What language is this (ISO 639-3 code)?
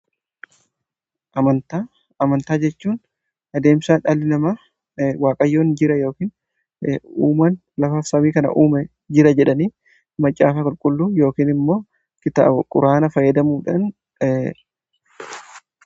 orm